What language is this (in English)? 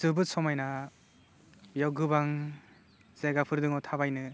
Bodo